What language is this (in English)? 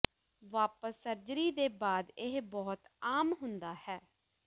Punjabi